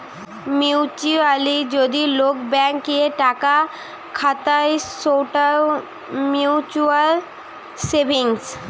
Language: Bangla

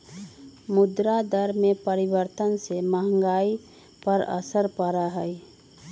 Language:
Magahi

